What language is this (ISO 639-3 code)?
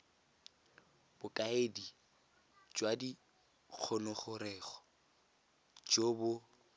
tsn